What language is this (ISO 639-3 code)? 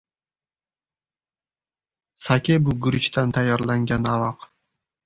uzb